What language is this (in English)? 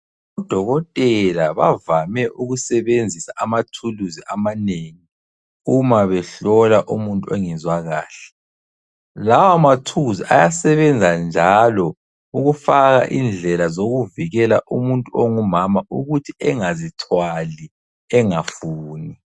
North Ndebele